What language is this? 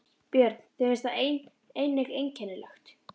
Icelandic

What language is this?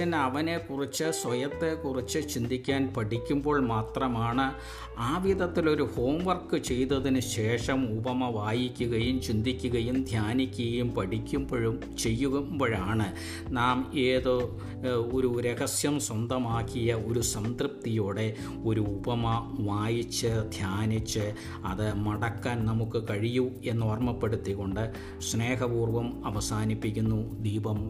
Malayalam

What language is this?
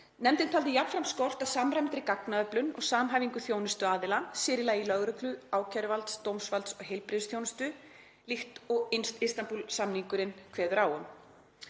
Icelandic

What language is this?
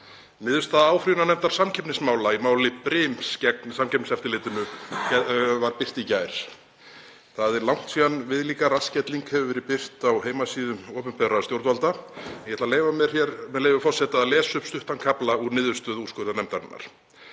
Icelandic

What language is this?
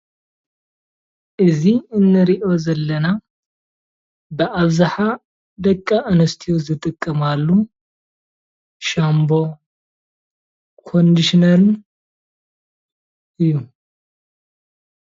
Tigrinya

